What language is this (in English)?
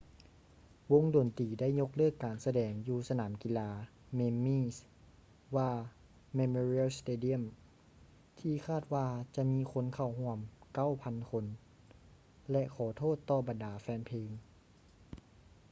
Lao